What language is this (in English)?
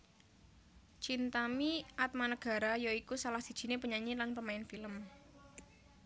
Javanese